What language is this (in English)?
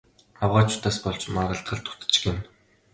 Mongolian